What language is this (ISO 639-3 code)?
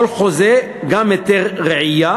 heb